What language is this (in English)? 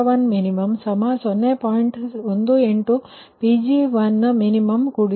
Kannada